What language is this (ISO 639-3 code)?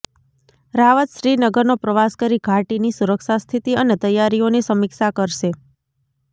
guj